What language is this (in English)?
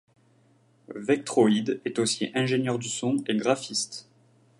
French